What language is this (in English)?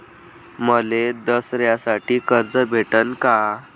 Marathi